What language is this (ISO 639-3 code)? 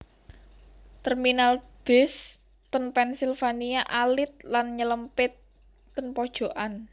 jav